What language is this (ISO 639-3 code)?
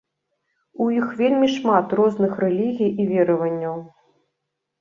bel